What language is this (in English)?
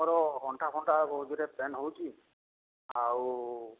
Odia